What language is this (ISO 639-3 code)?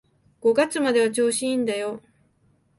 jpn